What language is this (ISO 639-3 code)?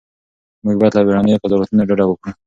pus